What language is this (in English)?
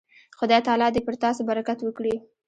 Pashto